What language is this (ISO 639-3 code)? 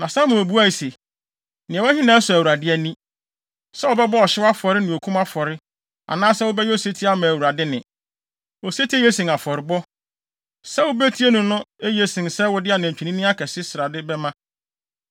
aka